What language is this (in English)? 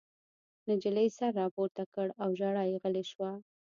Pashto